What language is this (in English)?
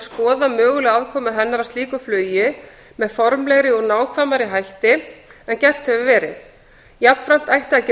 Icelandic